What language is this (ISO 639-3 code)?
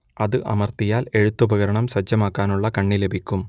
mal